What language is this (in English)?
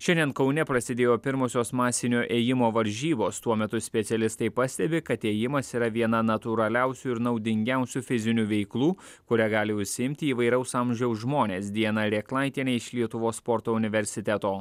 Lithuanian